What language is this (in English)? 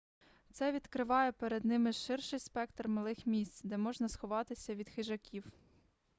Ukrainian